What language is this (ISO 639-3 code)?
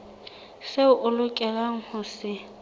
sot